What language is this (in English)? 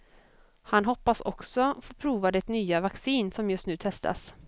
Swedish